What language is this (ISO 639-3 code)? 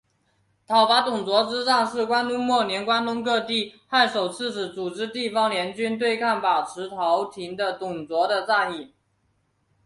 zho